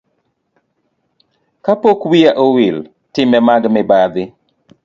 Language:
Luo (Kenya and Tanzania)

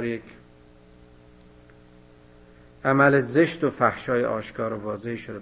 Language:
Persian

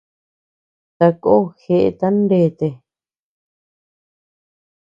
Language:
Tepeuxila Cuicatec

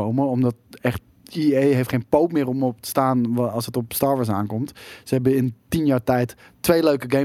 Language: Dutch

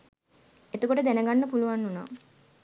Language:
Sinhala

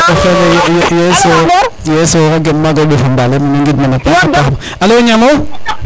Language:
Serer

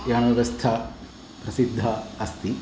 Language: Sanskrit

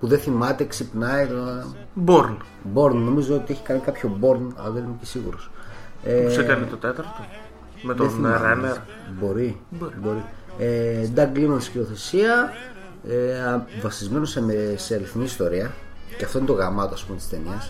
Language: Greek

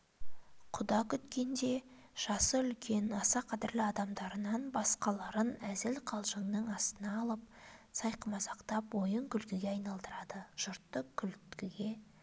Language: Kazakh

